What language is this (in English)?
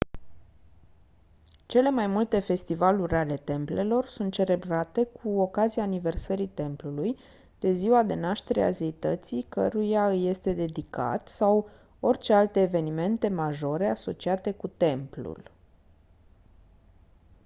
Romanian